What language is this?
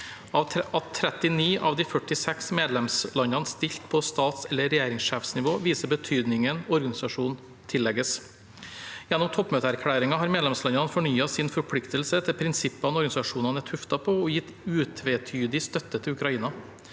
Norwegian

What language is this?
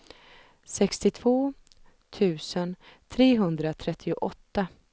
Swedish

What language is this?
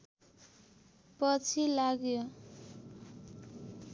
Nepali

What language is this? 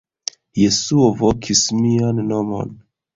Esperanto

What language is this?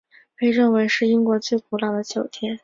Chinese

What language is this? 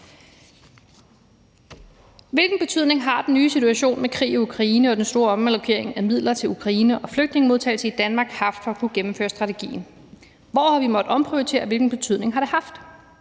Danish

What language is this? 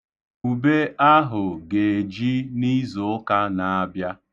Igbo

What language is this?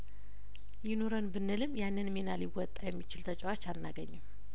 Amharic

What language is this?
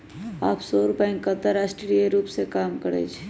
Magahi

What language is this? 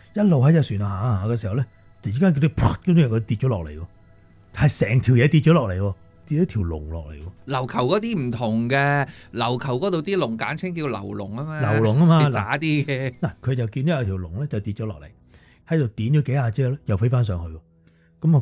Chinese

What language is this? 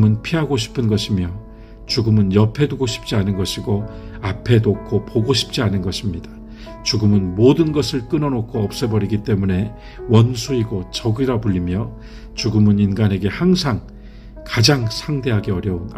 Korean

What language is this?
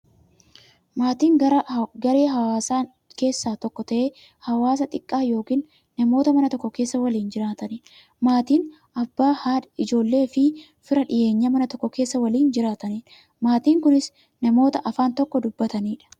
Oromo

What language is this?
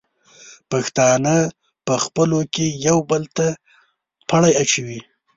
Pashto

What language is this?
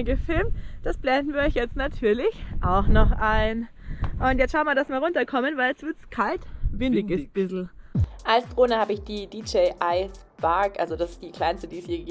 German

